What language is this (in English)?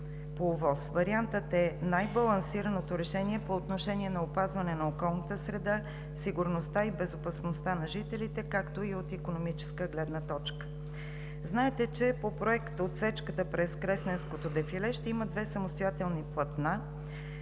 Bulgarian